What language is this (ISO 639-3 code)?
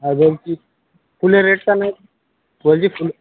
ben